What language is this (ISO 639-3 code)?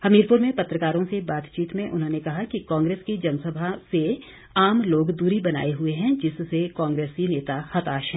hin